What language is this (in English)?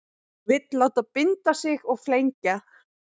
Icelandic